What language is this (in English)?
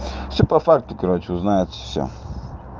Russian